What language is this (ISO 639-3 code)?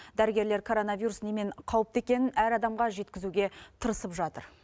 kaz